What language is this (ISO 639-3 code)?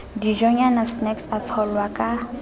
sot